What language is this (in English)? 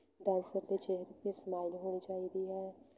Punjabi